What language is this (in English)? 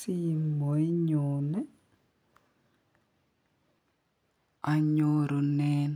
Kalenjin